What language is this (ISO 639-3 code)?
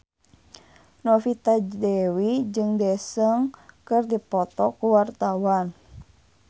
sun